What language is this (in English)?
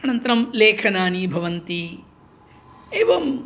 Sanskrit